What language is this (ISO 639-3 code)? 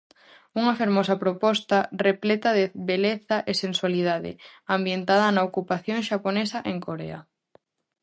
glg